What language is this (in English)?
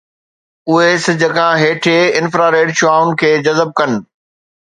Sindhi